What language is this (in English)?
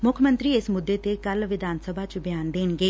Punjabi